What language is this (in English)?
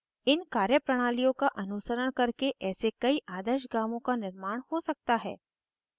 Hindi